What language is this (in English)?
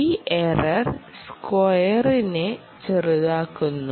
Malayalam